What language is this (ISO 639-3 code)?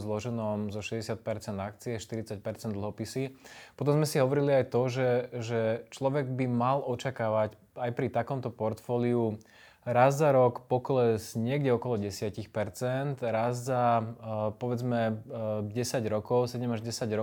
slk